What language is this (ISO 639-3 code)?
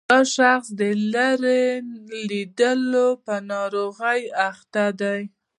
pus